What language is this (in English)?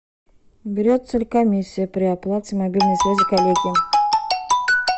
Russian